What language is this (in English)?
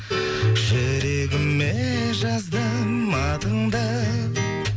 Kazakh